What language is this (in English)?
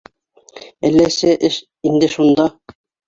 Bashkir